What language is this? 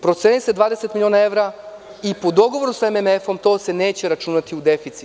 Serbian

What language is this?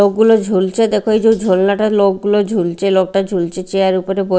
Bangla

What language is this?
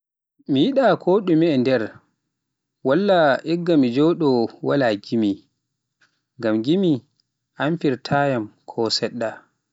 Pular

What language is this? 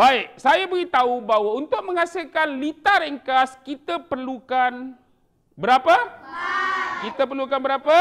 Malay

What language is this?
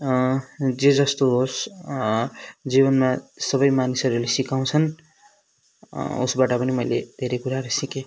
Nepali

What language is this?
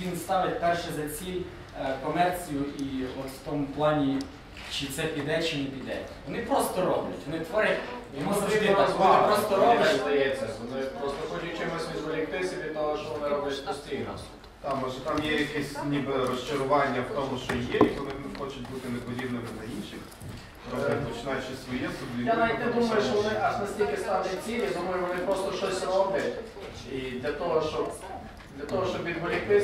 Ukrainian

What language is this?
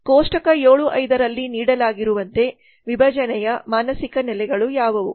Kannada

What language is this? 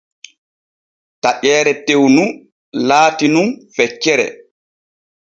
Borgu Fulfulde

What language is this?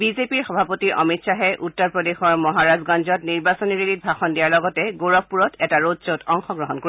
Assamese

